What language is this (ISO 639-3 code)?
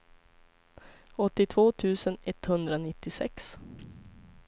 swe